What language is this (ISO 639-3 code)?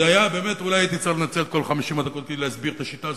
heb